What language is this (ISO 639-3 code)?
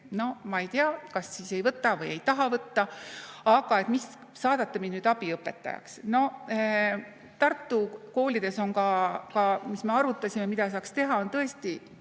est